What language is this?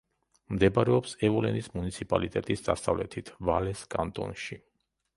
Georgian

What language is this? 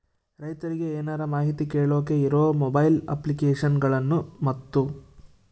Kannada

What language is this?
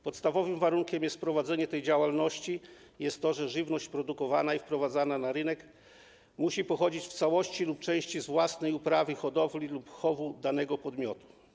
Polish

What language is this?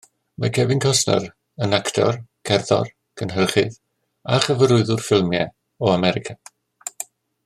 Welsh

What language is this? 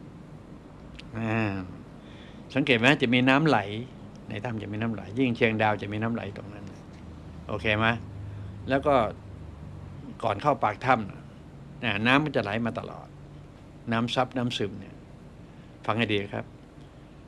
Thai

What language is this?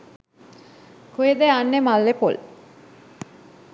Sinhala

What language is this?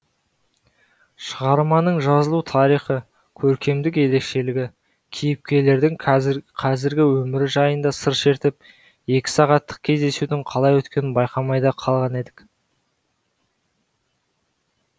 Kazakh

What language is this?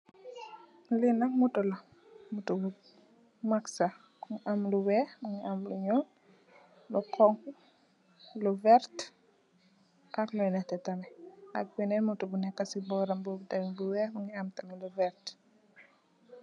Wolof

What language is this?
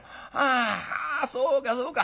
Japanese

